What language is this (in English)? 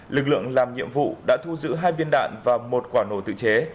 Vietnamese